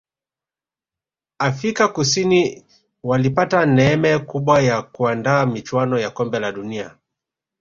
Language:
Swahili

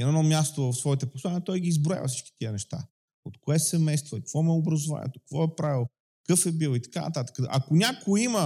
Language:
Bulgarian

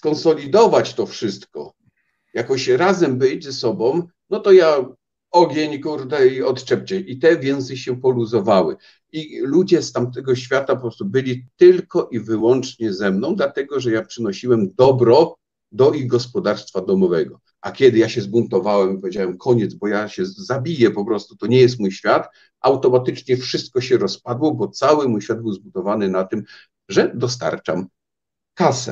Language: Polish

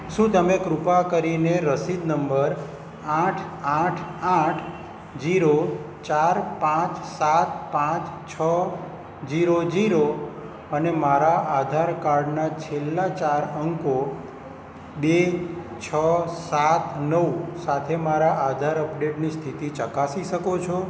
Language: Gujarati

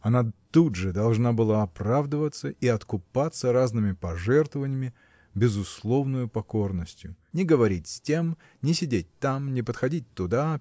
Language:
Russian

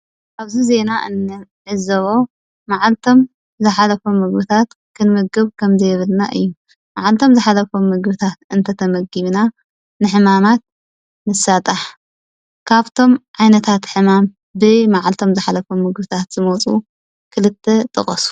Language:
Tigrinya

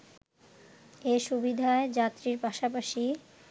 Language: Bangla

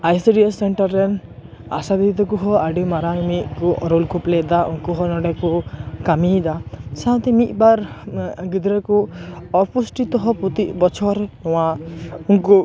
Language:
Santali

